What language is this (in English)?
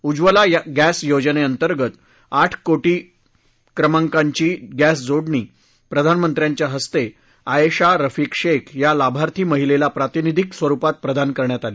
Marathi